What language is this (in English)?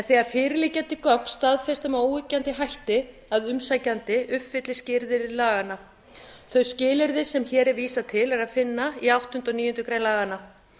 Icelandic